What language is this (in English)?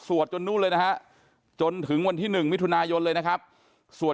Thai